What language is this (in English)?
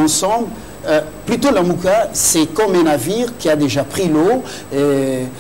French